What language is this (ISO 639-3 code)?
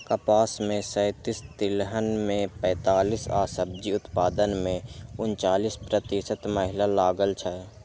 mai